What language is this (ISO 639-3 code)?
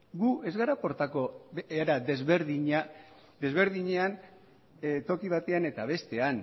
eus